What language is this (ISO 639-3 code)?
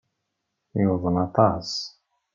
kab